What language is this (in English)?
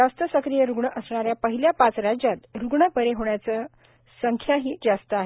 Marathi